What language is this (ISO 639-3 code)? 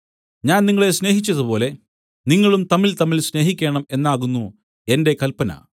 mal